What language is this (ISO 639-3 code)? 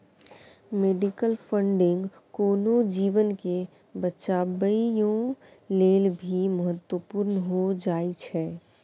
mai